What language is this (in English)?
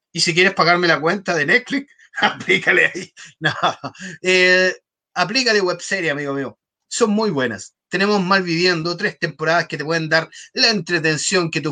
Spanish